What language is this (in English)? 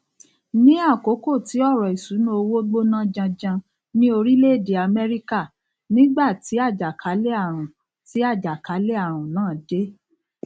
Yoruba